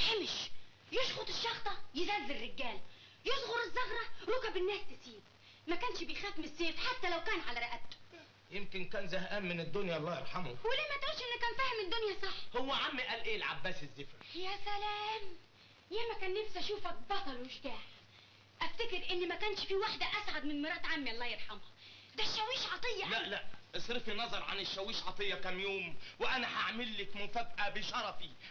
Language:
Arabic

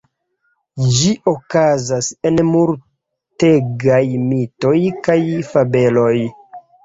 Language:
Esperanto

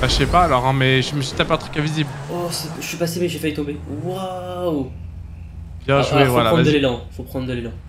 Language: French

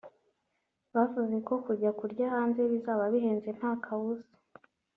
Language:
Kinyarwanda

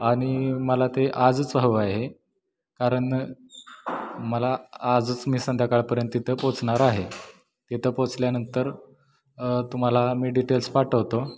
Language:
Marathi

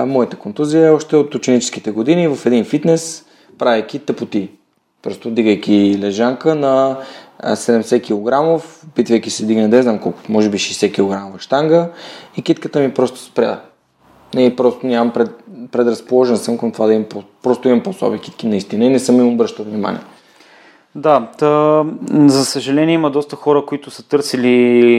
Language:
Bulgarian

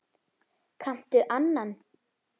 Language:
Icelandic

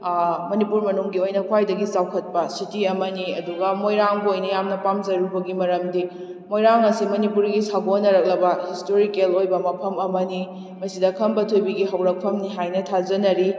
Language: Manipuri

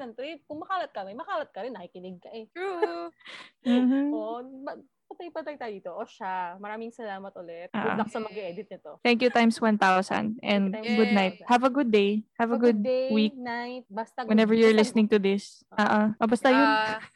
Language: Filipino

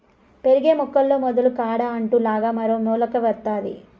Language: Telugu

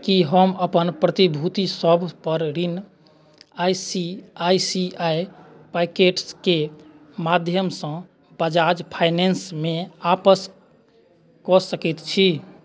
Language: Maithili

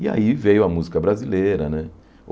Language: Portuguese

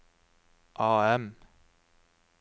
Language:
Norwegian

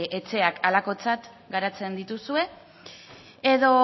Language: Basque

